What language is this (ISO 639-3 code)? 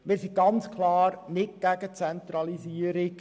gsw